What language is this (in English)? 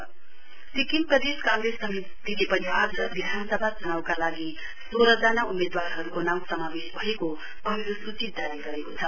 Nepali